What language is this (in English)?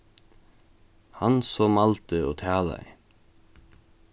Faroese